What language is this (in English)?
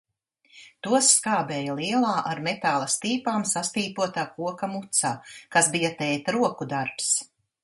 Latvian